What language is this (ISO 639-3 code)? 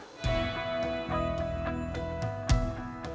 ind